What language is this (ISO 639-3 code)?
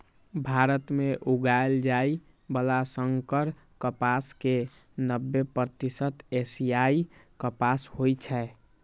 mai